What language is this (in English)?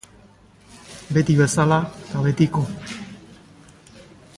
Basque